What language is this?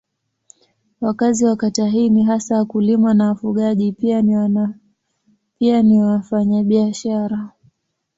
Swahili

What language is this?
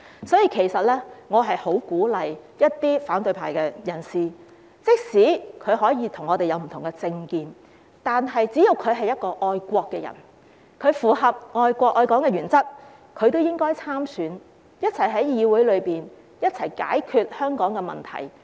Cantonese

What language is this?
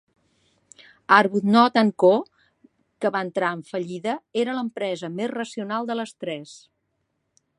Catalan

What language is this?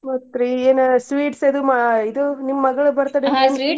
Kannada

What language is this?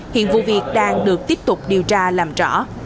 Vietnamese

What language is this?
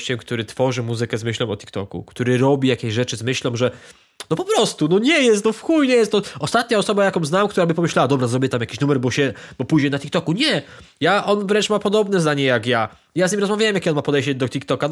Polish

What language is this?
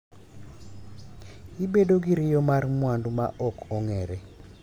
Luo (Kenya and Tanzania)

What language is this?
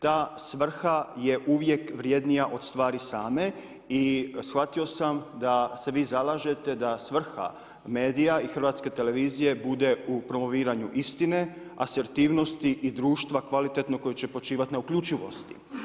Croatian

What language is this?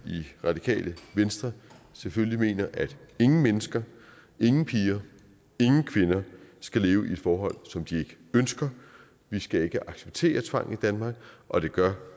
Danish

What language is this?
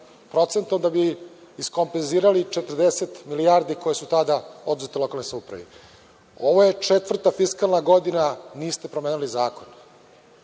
Serbian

